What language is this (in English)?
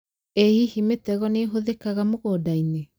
Kikuyu